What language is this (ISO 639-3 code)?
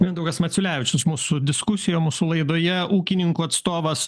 lit